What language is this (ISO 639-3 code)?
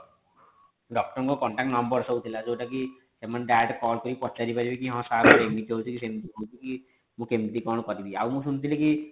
ori